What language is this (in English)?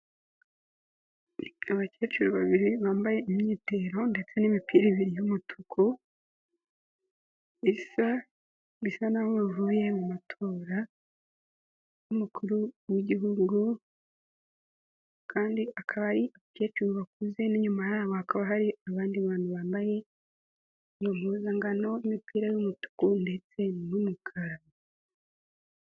Kinyarwanda